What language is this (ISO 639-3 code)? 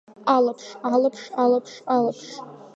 abk